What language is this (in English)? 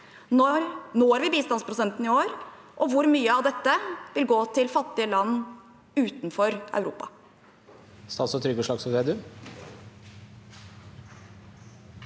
Norwegian